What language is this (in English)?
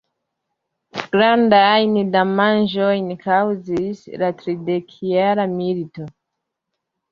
Esperanto